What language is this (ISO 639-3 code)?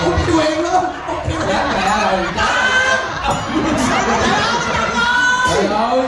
vie